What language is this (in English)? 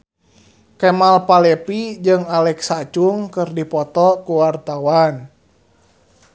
Sundanese